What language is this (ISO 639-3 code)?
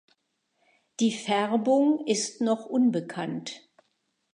deu